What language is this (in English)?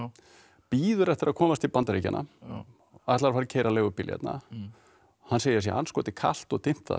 Icelandic